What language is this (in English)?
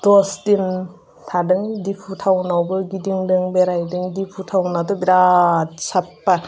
Bodo